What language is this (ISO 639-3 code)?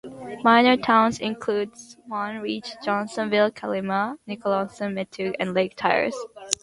eng